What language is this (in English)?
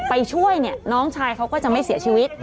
Thai